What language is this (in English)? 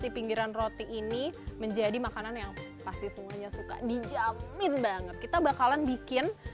Indonesian